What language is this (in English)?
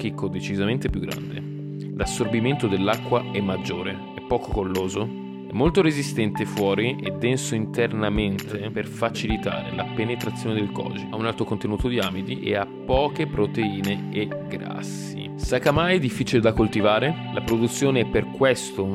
Italian